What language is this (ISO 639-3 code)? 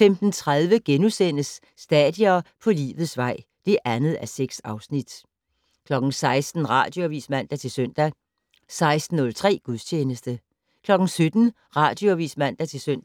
dan